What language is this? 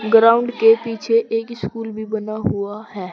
Hindi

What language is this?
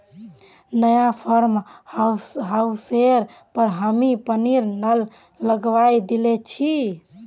Magahi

